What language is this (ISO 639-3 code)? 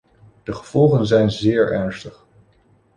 nld